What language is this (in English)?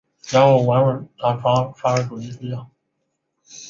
Chinese